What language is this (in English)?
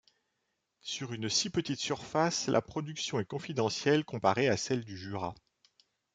French